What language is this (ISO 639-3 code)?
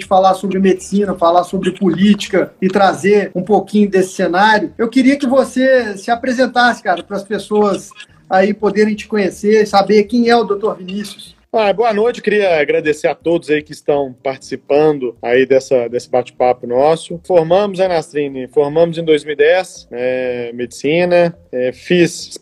por